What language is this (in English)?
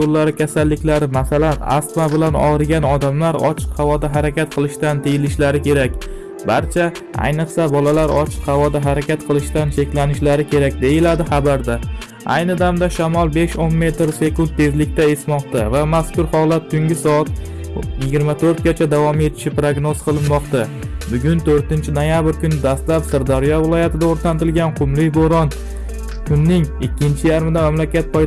Indonesian